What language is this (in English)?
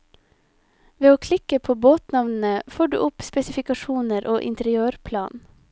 Norwegian